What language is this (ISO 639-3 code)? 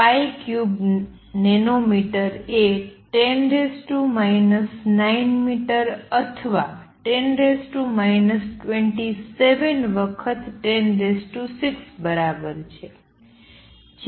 guj